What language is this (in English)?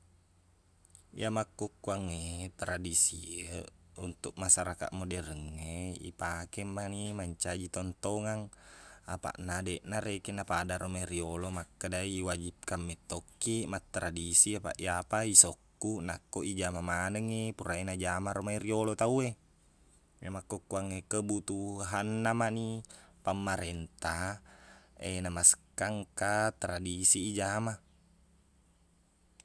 Buginese